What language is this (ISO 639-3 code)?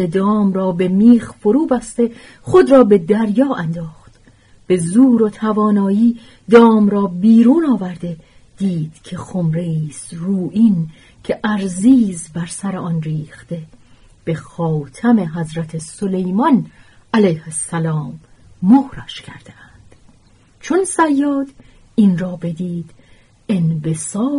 fas